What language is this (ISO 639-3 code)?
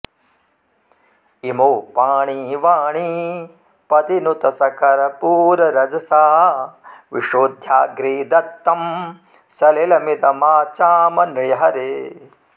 san